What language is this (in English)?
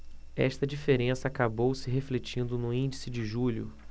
Portuguese